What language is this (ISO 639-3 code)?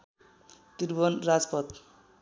nep